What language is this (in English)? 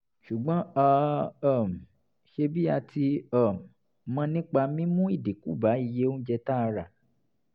Yoruba